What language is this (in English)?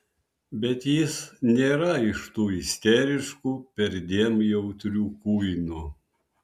Lithuanian